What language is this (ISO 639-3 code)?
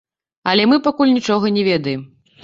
bel